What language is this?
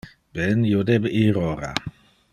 Interlingua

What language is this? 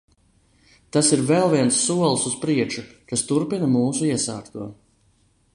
Latvian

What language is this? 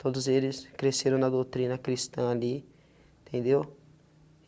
Portuguese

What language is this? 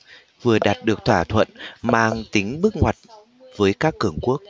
Vietnamese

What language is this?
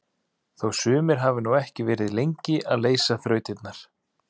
Icelandic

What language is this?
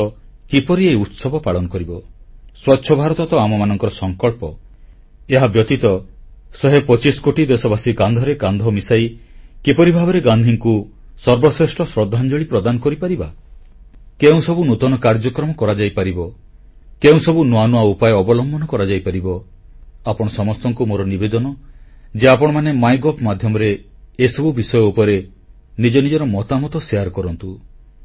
Odia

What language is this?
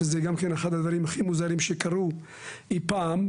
Hebrew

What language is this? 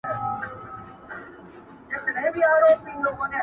Pashto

